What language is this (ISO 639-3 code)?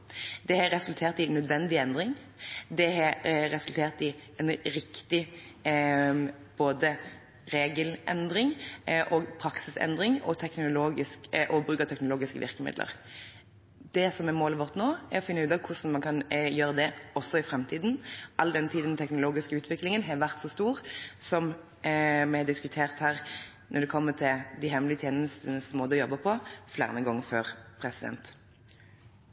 nob